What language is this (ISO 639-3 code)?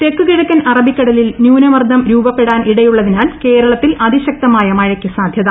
mal